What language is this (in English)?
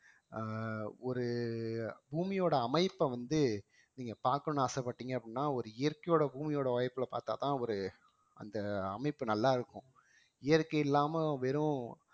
Tamil